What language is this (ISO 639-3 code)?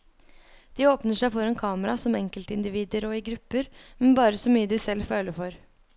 nor